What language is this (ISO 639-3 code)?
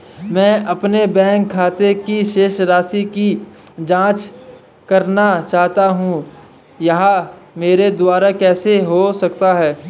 hin